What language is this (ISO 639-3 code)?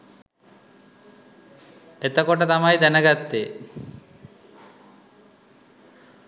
sin